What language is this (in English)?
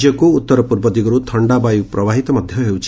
Odia